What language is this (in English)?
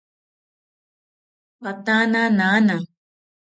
South Ucayali Ashéninka